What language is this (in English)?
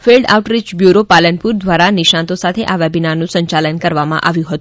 Gujarati